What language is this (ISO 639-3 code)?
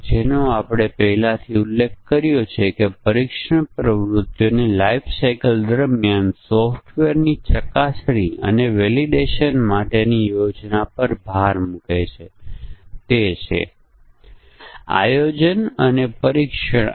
guj